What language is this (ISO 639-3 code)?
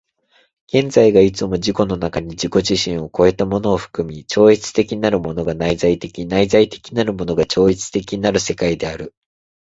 jpn